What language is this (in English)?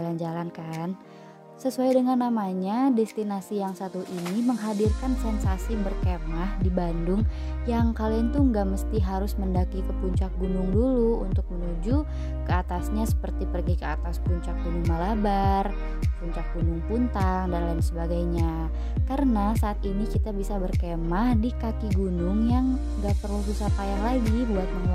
Indonesian